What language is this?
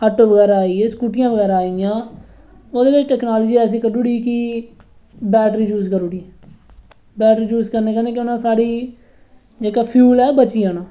Dogri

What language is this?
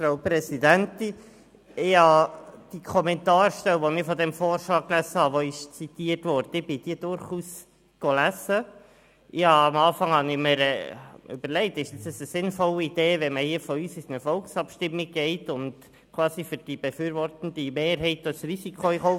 Swiss German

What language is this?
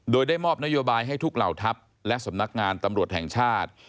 Thai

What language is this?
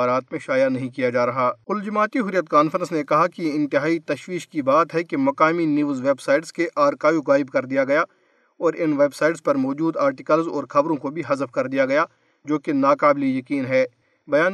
Urdu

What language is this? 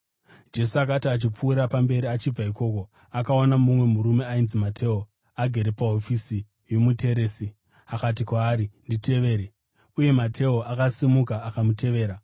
Shona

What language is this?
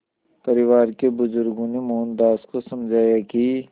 Hindi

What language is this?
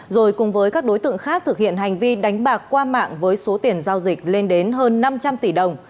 Vietnamese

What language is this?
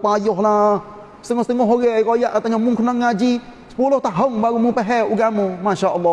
Malay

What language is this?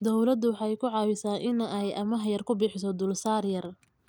Somali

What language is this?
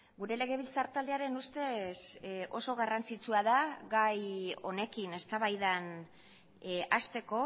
Basque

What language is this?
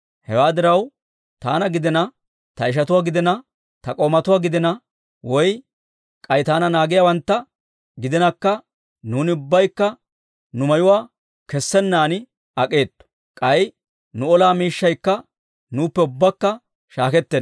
Dawro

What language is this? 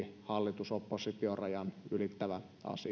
Finnish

